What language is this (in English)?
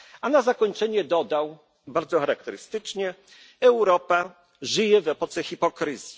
Polish